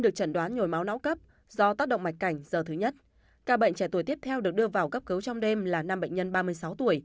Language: Vietnamese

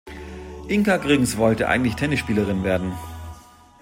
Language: German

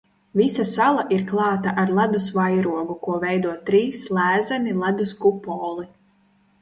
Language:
Latvian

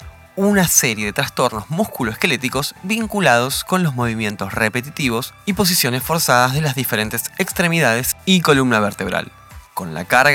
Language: Spanish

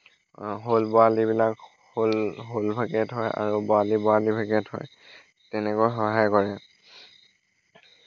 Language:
Assamese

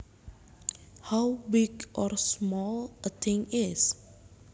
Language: Javanese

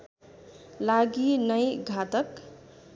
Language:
Nepali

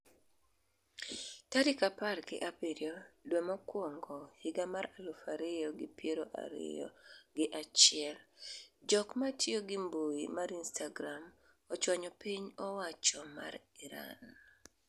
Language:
Luo (Kenya and Tanzania)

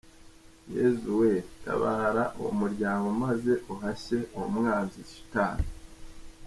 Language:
Kinyarwanda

